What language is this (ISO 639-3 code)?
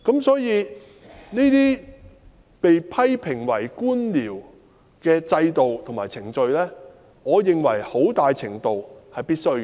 yue